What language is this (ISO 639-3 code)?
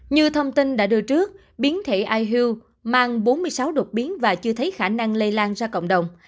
vie